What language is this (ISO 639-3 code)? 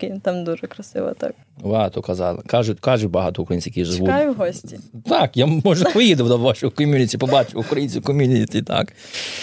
ukr